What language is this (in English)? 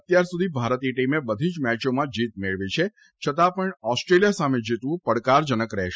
Gujarati